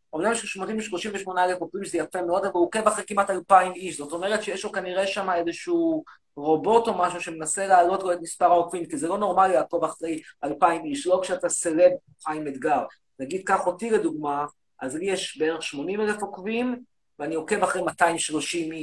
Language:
Hebrew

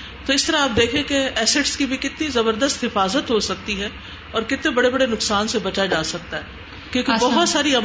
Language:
Urdu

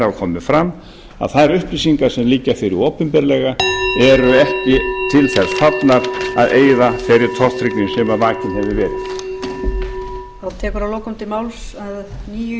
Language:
Icelandic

